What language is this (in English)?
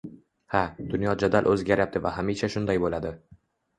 Uzbek